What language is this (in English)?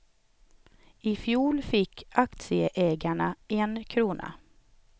Swedish